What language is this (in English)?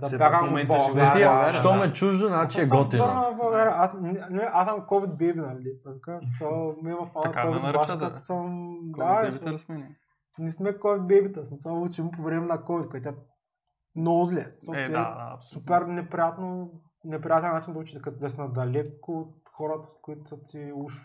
Bulgarian